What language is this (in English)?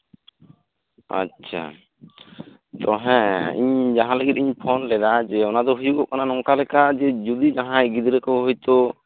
Santali